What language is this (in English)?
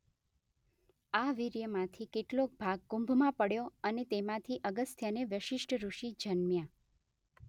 Gujarati